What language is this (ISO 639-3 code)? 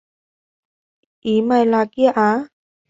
vie